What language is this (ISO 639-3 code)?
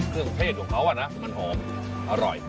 tha